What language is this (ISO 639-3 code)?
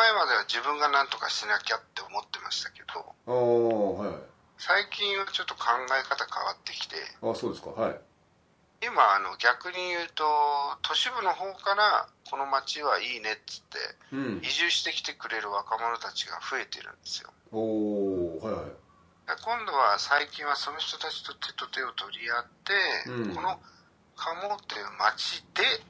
jpn